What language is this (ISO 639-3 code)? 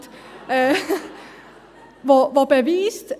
gsw